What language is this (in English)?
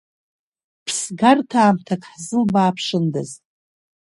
Abkhazian